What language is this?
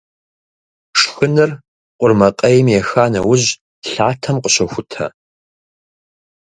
Kabardian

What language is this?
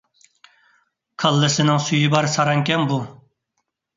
Uyghur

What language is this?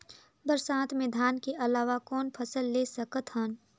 Chhattisgarhi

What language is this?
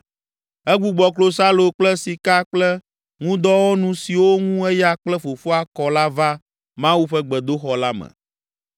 Ewe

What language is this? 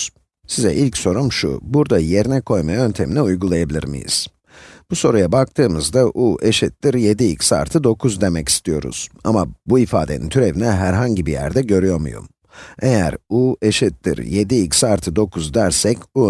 Turkish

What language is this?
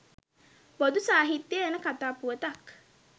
Sinhala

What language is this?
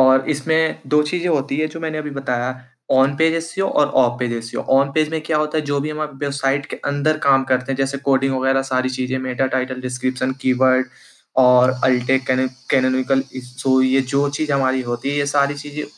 Hindi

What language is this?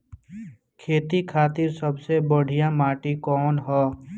Bhojpuri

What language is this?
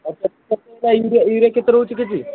Odia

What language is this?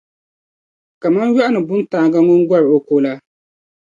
Dagbani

